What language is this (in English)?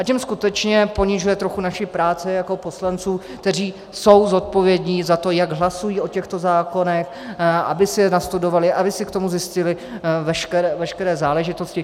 Czech